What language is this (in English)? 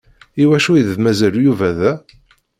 Kabyle